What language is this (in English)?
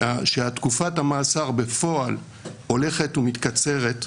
Hebrew